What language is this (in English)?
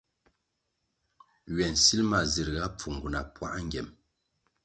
Kwasio